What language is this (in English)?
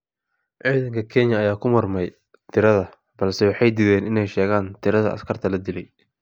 Somali